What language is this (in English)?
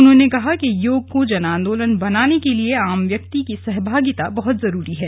Hindi